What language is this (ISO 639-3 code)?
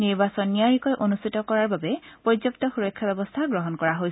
asm